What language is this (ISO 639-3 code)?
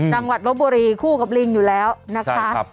tha